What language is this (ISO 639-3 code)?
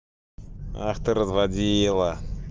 rus